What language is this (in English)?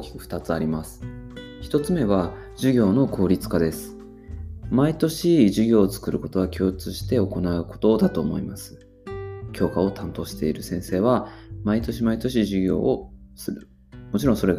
Japanese